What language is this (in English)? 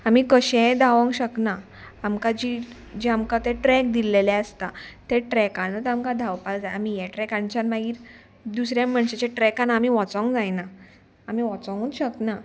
Konkani